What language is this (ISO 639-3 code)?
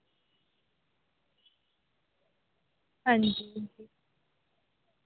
doi